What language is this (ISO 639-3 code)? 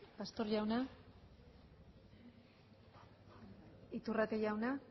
eus